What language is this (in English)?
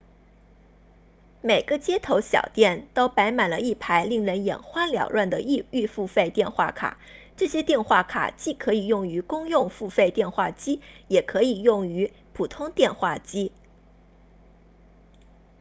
Chinese